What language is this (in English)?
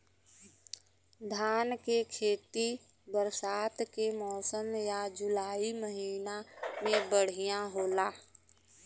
Bhojpuri